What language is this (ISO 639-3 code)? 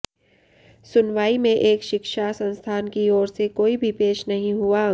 hin